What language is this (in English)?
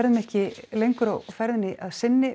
Icelandic